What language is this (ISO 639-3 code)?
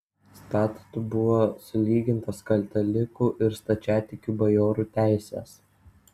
lit